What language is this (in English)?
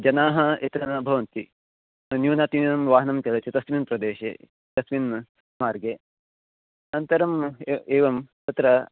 Sanskrit